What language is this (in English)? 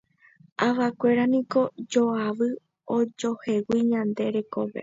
Guarani